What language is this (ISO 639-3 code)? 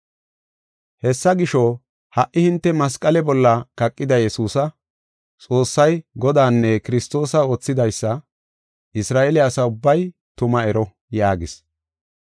gof